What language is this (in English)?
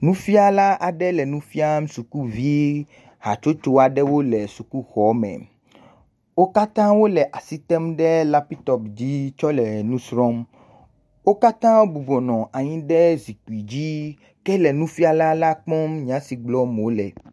Ewe